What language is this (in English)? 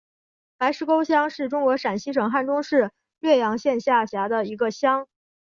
Chinese